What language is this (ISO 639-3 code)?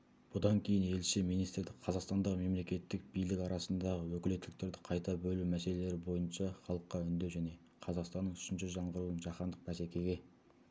kaz